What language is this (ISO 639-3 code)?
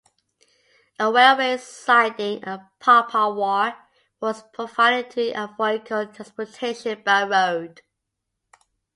eng